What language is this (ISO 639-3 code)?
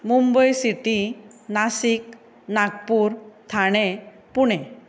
kok